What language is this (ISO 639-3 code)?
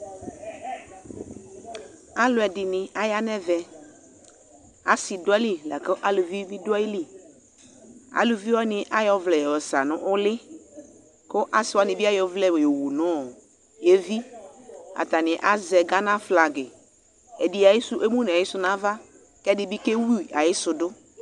kpo